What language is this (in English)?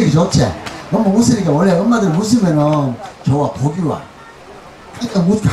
Korean